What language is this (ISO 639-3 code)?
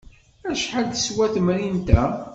kab